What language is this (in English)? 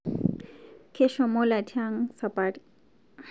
Masai